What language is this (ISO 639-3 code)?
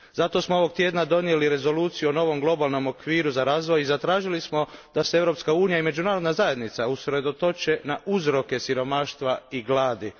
hrv